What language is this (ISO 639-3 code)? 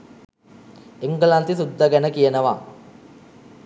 sin